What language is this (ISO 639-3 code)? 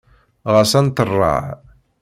kab